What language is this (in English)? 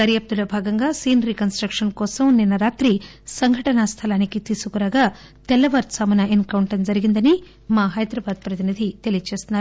Telugu